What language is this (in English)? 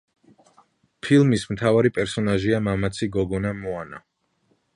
Georgian